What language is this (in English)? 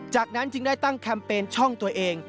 Thai